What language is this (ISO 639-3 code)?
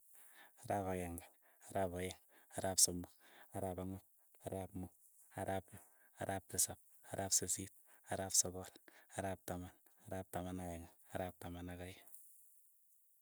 eyo